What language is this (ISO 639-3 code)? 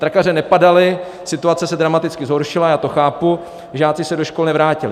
ces